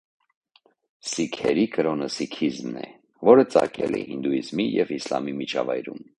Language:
Armenian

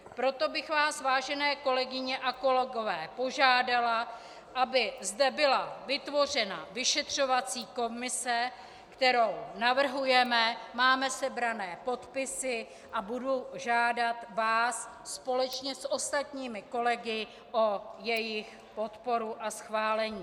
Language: Czech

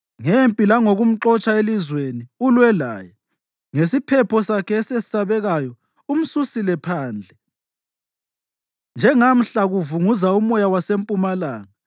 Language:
North Ndebele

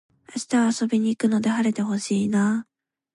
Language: Japanese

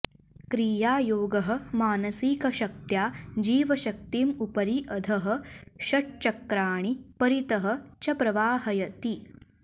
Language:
Sanskrit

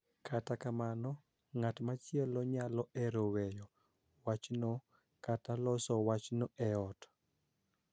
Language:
Luo (Kenya and Tanzania)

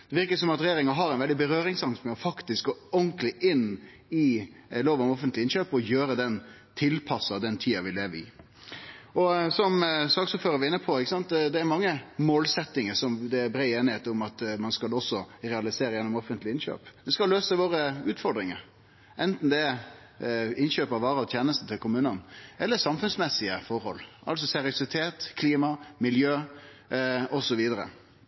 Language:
Norwegian Nynorsk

